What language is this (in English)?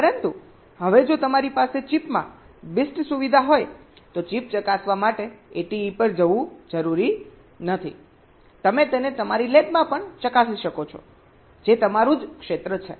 Gujarati